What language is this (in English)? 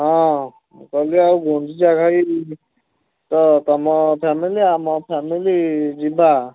Odia